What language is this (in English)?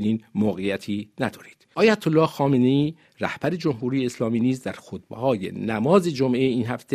Persian